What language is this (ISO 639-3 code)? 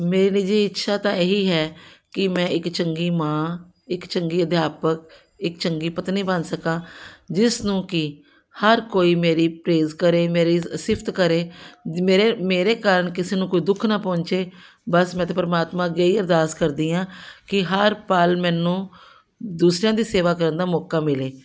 pan